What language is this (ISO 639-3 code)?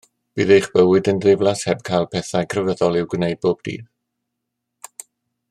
cym